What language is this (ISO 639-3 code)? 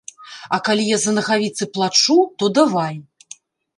bel